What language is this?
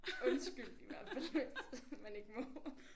Danish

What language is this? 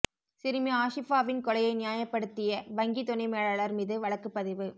Tamil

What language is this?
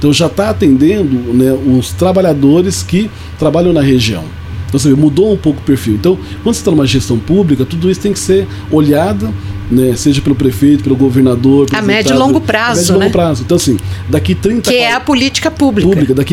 Portuguese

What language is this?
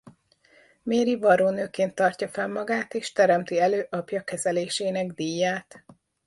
Hungarian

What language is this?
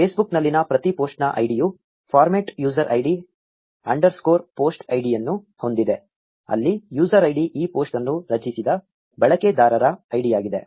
Kannada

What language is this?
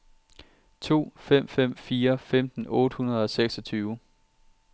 Danish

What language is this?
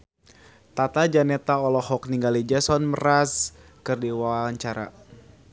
Sundanese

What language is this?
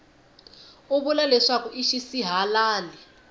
Tsonga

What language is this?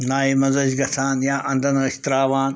Kashmiri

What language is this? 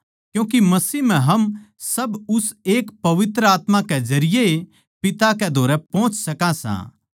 Haryanvi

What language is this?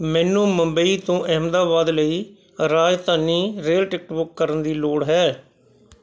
Punjabi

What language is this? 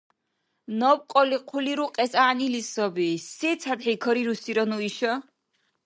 Dargwa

